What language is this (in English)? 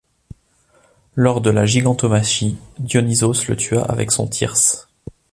French